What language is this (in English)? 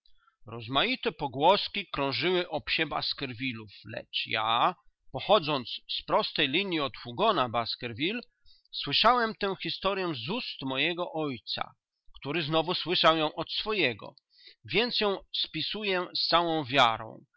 Polish